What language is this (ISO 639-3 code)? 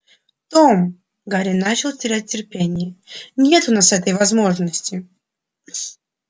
rus